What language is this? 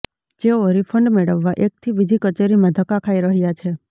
Gujarati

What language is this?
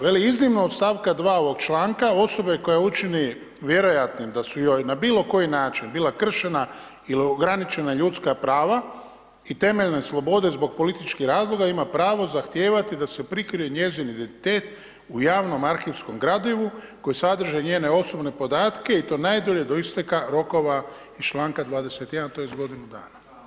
Croatian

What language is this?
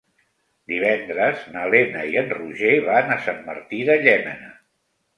Catalan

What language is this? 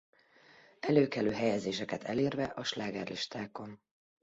Hungarian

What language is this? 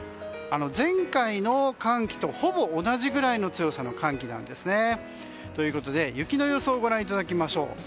Japanese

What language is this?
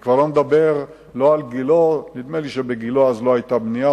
Hebrew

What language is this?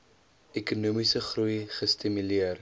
Afrikaans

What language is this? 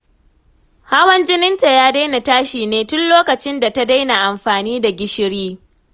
Hausa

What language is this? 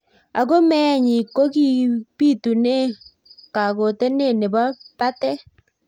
Kalenjin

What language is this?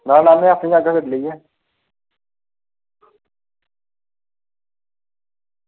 Dogri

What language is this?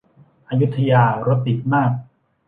Thai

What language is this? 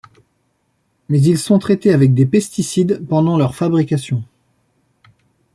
French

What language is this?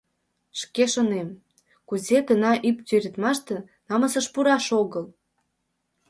Mari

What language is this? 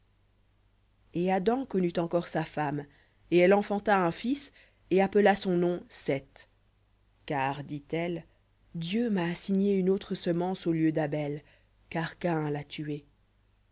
French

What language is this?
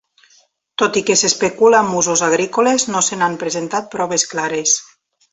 Catalan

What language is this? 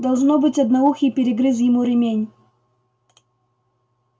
Russian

